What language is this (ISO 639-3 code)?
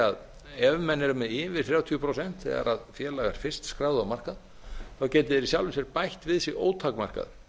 isl